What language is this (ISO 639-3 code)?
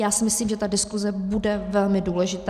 ces